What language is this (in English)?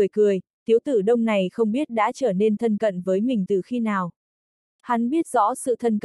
Vietnamese